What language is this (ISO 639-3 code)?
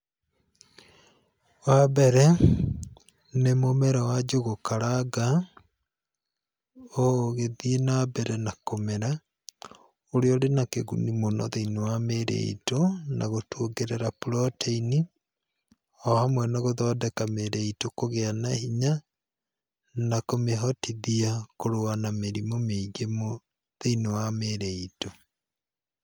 kik